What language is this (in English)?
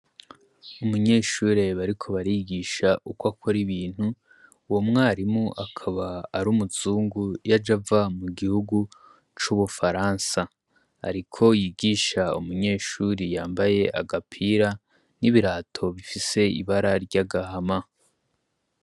Rundi